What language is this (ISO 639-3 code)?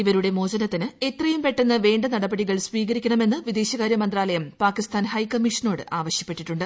mal